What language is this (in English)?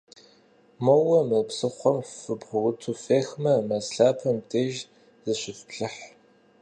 Kabardian